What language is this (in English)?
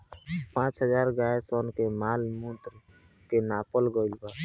Bhojpuri